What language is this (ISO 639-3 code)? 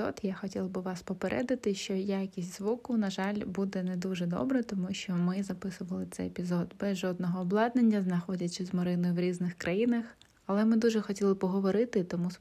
ukr